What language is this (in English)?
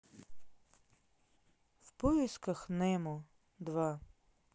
Russian